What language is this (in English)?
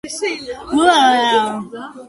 Georgian